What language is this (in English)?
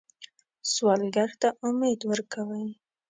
Pashto